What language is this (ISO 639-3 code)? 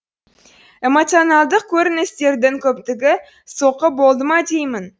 kaz